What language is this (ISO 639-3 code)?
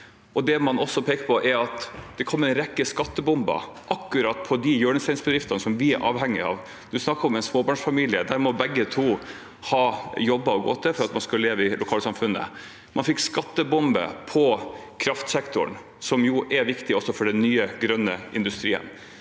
nor